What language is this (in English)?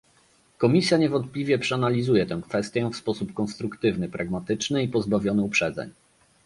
Polish